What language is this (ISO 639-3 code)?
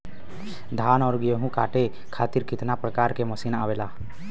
bho